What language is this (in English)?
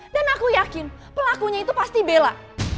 Indonesian